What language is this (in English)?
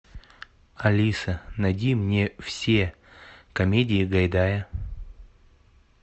Russian